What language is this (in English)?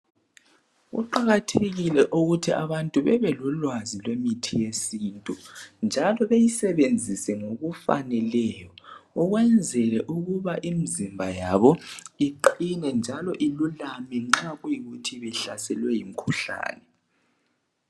North Ndebele